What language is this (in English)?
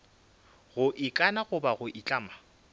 Northern Sotho